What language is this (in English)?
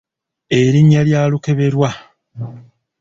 Ganda